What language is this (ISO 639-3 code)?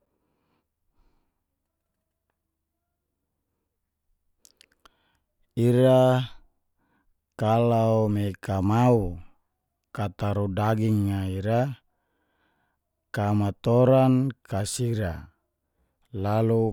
ges